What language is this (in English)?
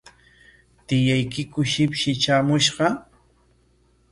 Corongo Ancash Quechua